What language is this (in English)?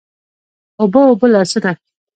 Pashto